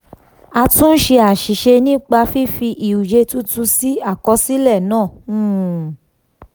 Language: Yoruba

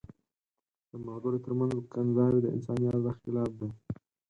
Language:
Pashto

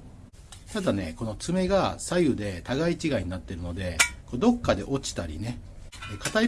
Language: Japanese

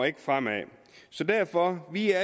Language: Danish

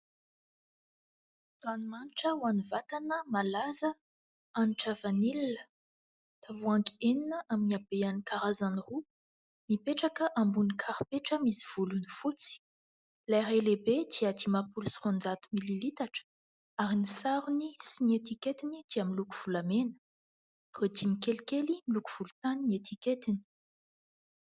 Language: Malagasy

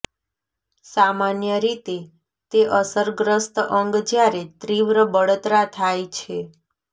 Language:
Gujarati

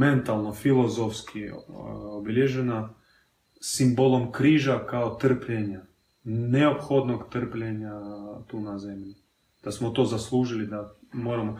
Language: Croatian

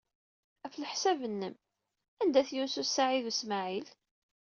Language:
Kabyle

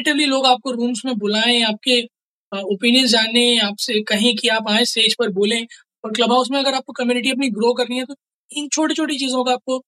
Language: Hindi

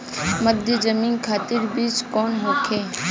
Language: Bhojpuri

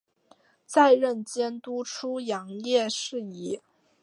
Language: Chinese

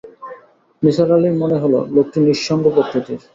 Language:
Bangla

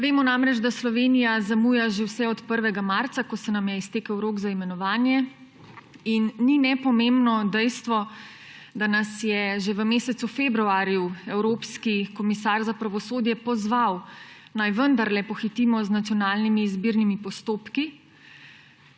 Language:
Slovenian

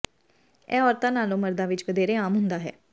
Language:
Punjabi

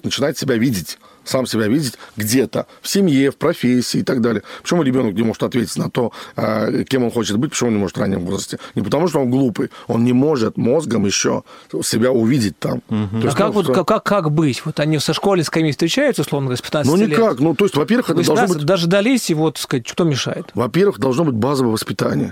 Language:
Russian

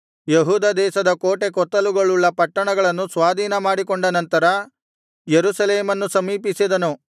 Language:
Kannada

